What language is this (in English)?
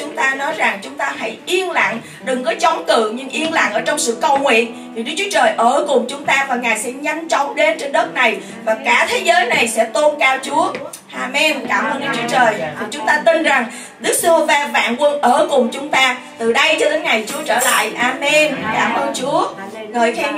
Vietnamese